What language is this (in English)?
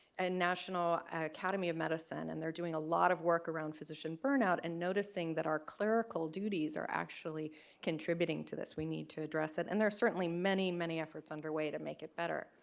English